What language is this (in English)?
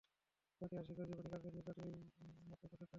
Bangla